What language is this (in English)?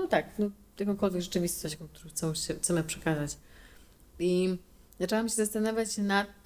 Polish